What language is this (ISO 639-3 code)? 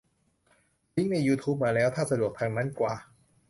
tha